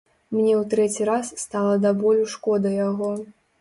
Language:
Belarusian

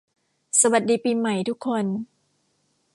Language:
Thai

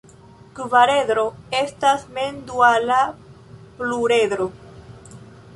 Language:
Esperanto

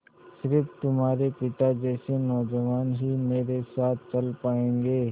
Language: Hindi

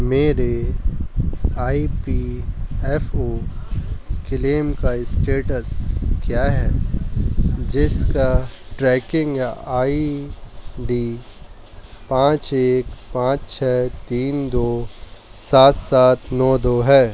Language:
Urdu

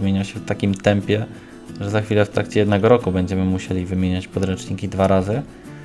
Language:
Polish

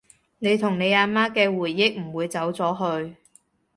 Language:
Cantonese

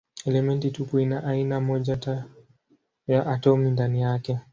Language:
Swahili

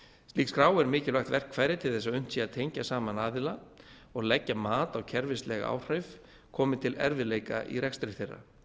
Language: Icelandic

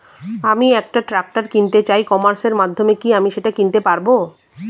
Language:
Bangla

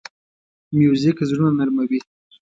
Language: Pashto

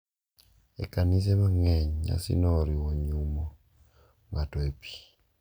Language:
Luo (Kenya and Tanzania)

